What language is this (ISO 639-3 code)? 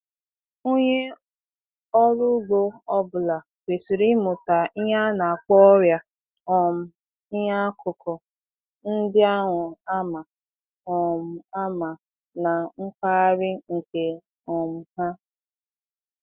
ibo